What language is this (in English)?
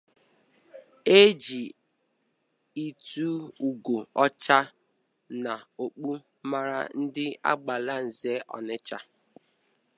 Igbo